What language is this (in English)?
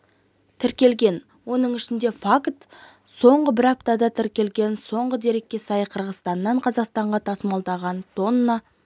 Kazakh